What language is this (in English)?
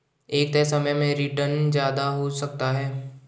Hindi